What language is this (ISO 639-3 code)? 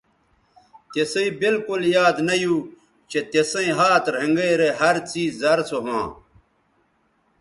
btv